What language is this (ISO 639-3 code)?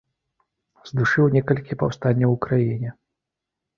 bel